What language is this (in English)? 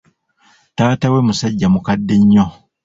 Ganda